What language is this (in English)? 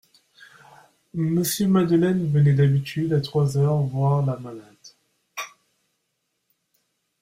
French